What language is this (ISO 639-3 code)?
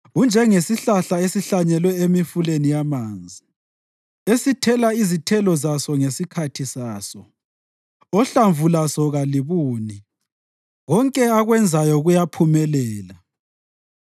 nde